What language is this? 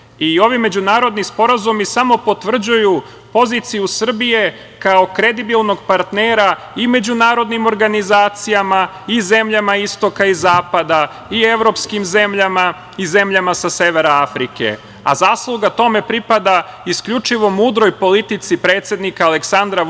Serbian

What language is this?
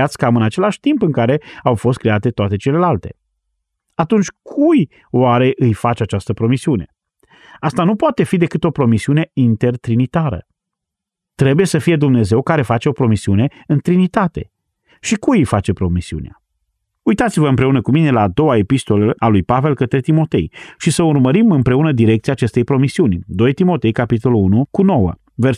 Romanian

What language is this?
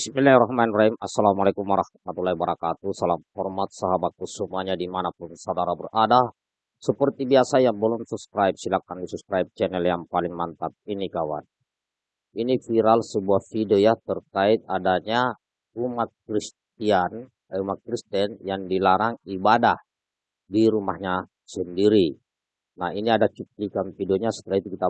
Indonesian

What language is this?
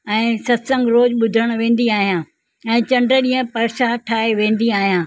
Sindhi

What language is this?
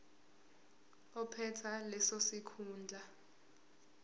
Zulu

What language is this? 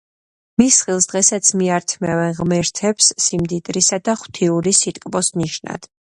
Georgian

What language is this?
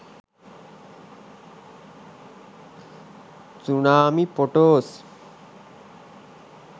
Sinhala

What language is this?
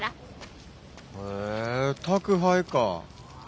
Japanese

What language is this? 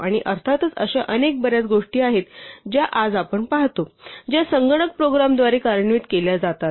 Marathi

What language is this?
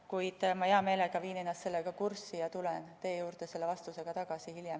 Estonian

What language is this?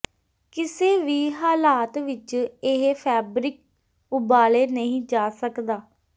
Punjabi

